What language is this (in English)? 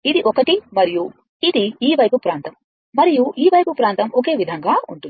Telugu